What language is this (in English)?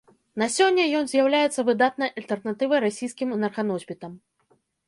Belarusian